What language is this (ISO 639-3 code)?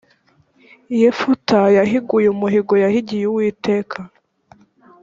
kin